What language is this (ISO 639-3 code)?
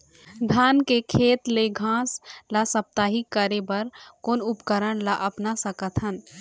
hne